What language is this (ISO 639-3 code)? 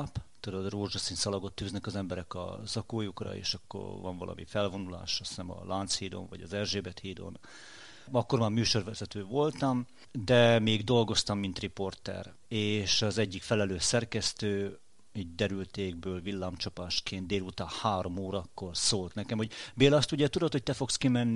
hun